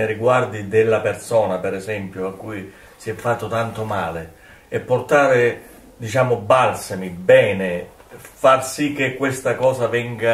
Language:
Italian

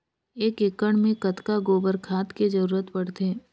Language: Chhattisgarhi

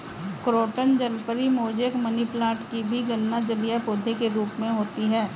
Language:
Hindi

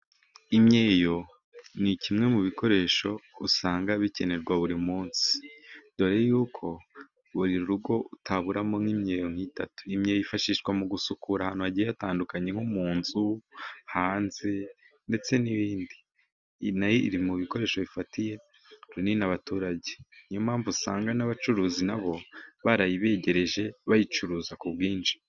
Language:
Kinyarwanda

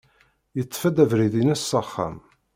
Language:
Kabyle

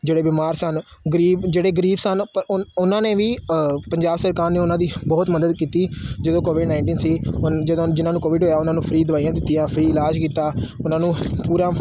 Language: Punjabi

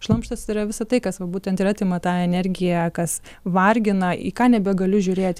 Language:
Lithuanian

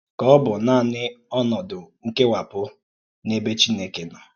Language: Igbo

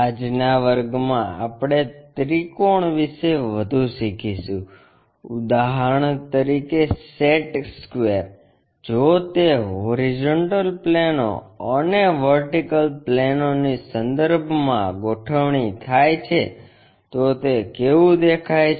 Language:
Gujarati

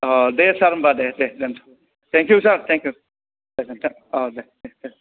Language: Bodo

